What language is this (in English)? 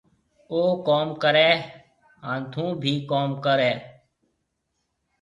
Marwari (Pakistan)